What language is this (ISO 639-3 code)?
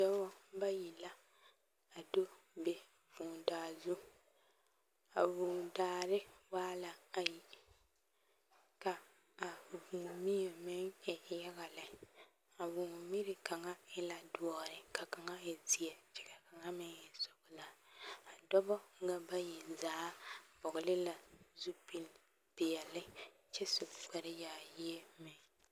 dga